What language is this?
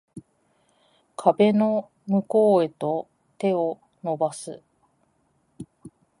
Japanese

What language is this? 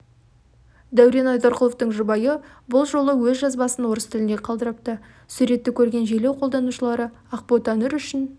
Kazakh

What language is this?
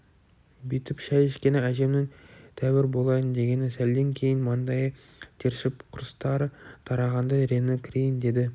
Kazakh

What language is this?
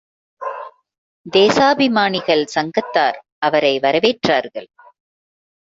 Tamil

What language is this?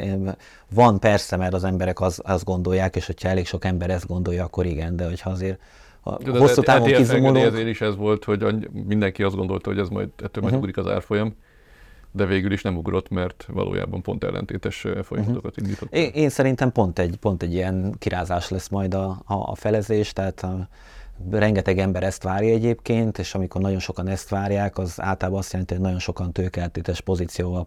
Hungarian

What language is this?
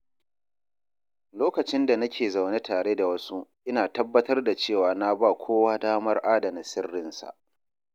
Hausa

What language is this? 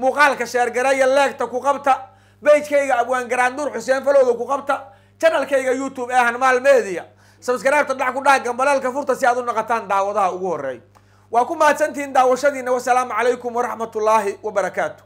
Arabic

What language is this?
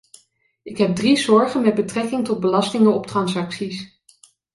Dutch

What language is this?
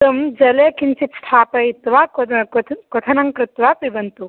Sanskrit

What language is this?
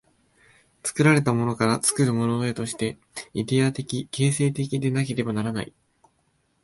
Japanese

